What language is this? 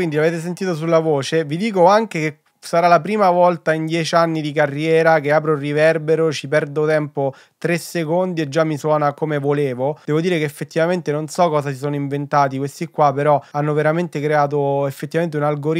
Italian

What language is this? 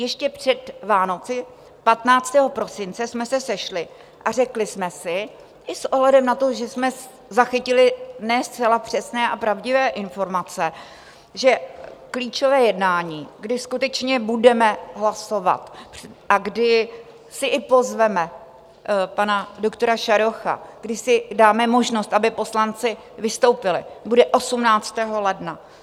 Czech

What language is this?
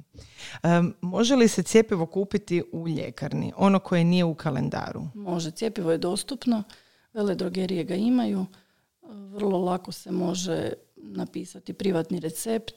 Croatian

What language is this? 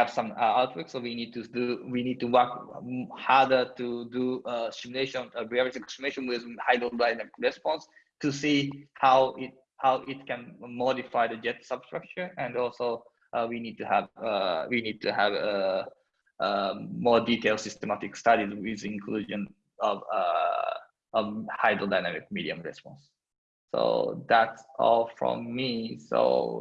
English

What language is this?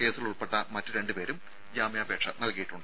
Malayalam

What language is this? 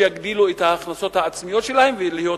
Hebrew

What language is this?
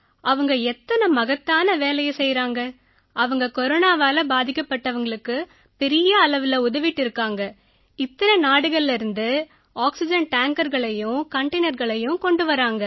Tamil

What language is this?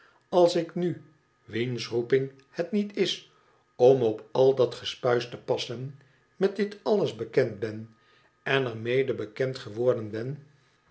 Dutch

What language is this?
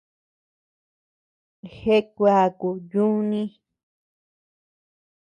Tepeuxila Cuicatec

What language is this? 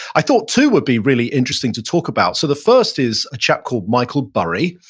English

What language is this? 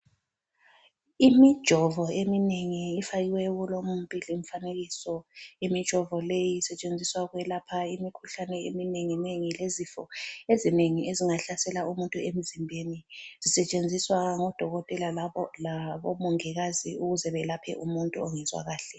North Ndebele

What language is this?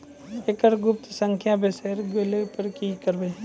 Maithili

